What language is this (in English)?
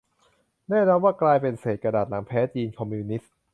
Thai